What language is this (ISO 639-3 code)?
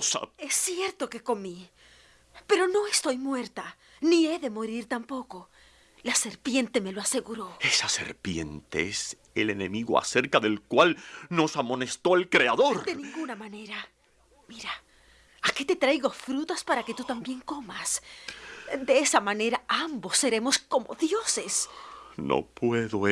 spa